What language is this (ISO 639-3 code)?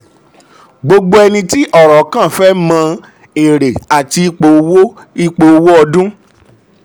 yor